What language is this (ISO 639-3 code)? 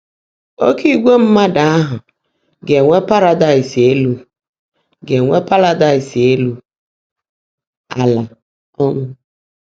ibo